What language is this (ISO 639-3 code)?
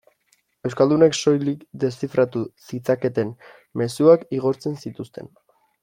eus